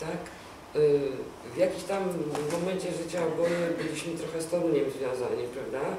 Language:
Polish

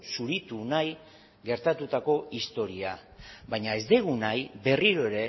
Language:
Basque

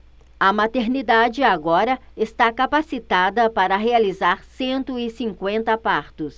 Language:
Portuguese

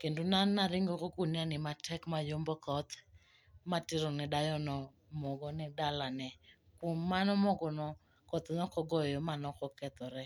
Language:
Luo (Kenya and Tanzania)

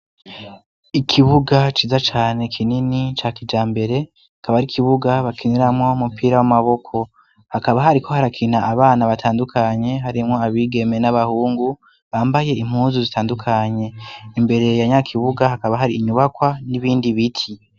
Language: Rundi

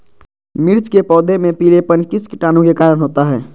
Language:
Magahi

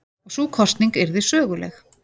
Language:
Icelandic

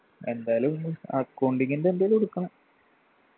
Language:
Malayalam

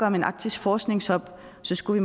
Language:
Danish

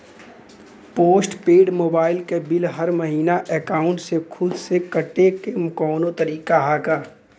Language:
Bhojpuri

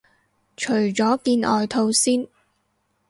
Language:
Cantonese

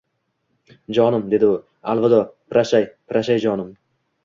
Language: Uzbek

